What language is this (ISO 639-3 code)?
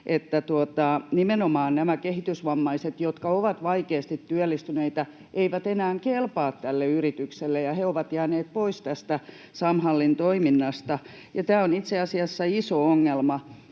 fin